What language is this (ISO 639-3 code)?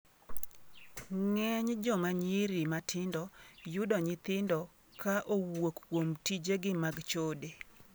luo